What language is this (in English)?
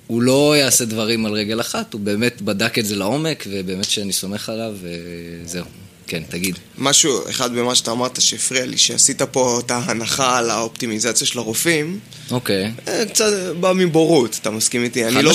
Hebrew